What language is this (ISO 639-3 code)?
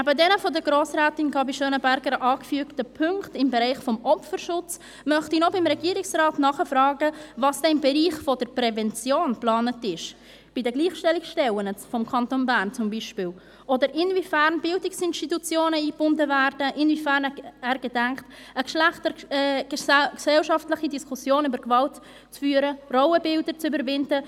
gsw